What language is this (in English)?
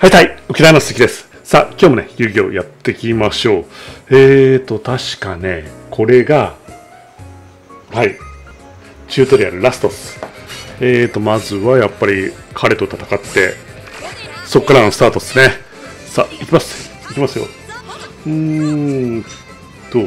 Japanese